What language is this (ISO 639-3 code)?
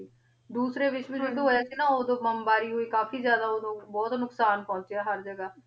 pan